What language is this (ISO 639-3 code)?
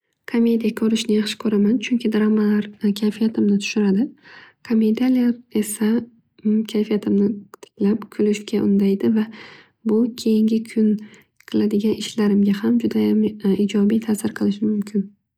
uzb